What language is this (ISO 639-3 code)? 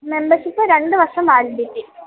mal